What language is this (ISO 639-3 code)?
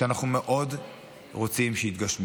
heb